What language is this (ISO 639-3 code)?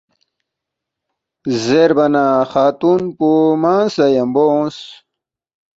bft